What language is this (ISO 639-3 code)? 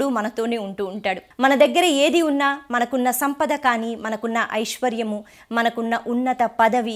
tel